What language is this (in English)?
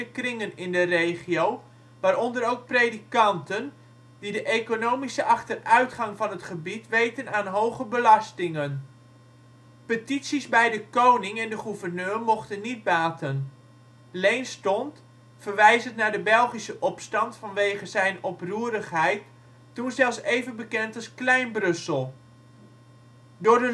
Dutch